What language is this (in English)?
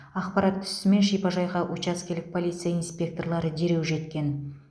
Kazakh